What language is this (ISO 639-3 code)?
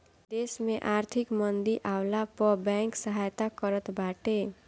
bho